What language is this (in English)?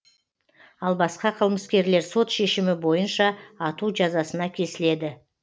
Kazakh